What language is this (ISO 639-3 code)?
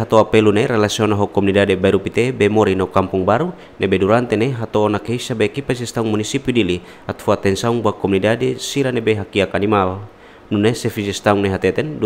ind